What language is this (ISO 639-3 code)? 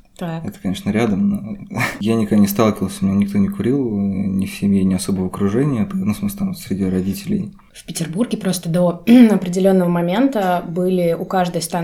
rus